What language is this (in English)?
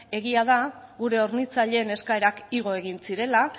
Basque